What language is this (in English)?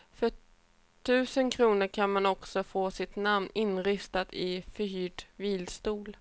Swedish